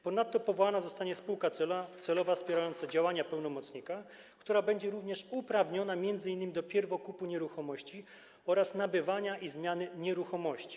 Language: Polish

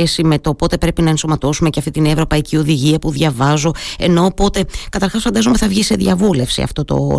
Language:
Greek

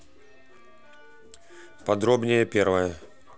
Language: Russian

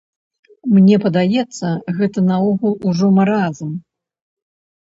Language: Belarusian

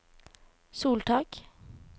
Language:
Norwegian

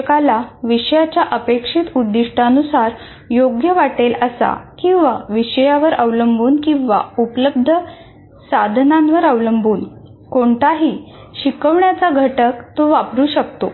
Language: Marathi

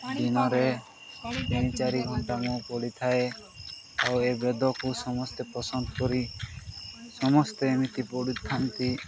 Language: Odia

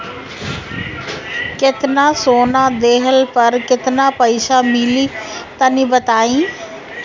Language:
Bhojpuri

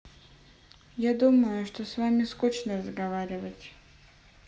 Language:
Russian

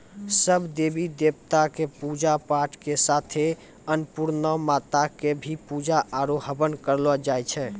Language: Maithili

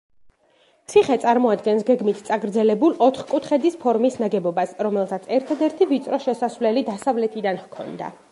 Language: Georgian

